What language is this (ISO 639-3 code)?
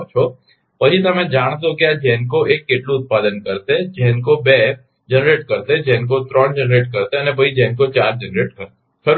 guj